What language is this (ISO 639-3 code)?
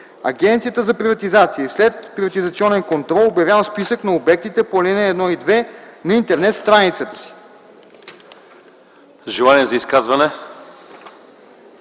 bul